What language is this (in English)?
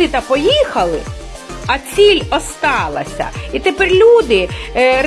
Ukrainian